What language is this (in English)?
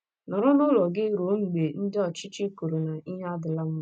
Igbo